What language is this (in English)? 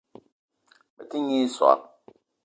Eton (Cameroon)